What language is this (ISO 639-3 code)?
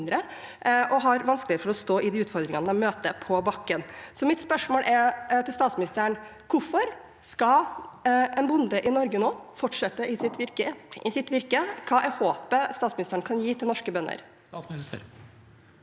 nor